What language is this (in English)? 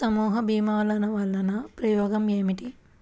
Telugu